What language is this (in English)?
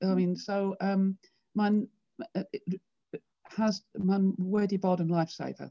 Welsh